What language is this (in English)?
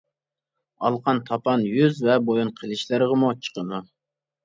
Uyghur